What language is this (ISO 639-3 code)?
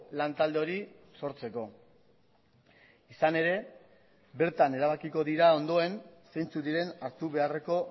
eus